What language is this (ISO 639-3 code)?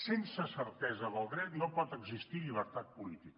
cat